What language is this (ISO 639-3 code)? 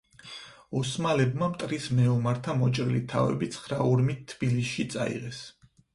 kat